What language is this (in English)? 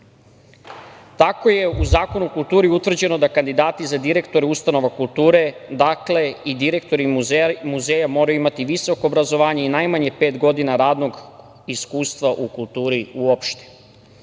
Serbian